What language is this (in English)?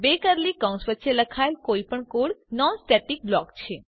Gujarati